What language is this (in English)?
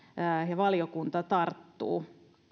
Finnish